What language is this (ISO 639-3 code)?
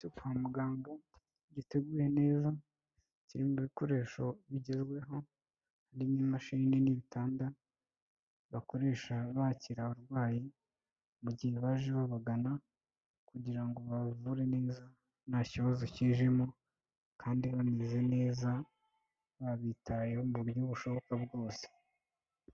kin